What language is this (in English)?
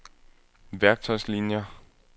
Danish